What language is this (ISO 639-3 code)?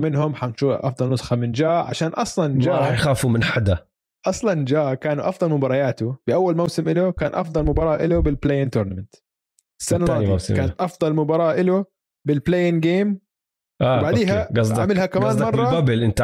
ara